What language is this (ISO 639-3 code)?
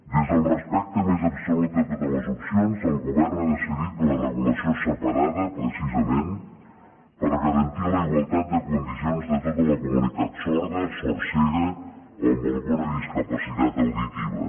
cat